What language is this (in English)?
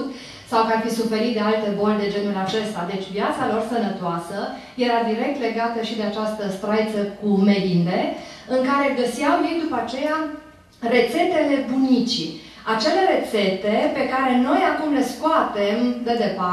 Romanian